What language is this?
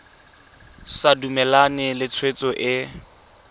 Tswana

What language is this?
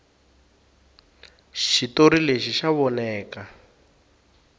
Tsonga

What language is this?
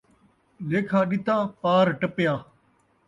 Saraiki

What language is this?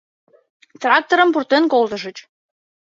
Mari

